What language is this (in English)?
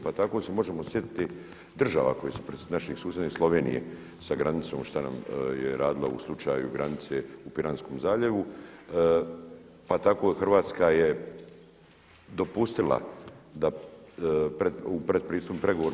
Croatian